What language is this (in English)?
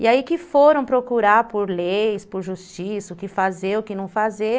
Portuguese